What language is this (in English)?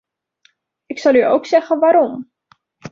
Dutch